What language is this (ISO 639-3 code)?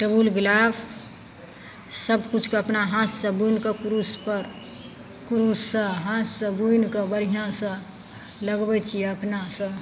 mai